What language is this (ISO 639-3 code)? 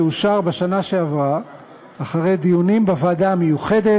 heb